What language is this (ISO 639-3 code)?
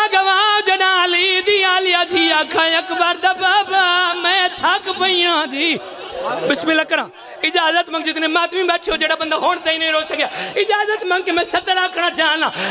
ara